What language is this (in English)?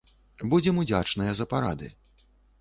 Belarusian